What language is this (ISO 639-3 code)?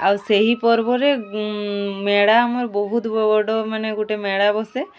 ori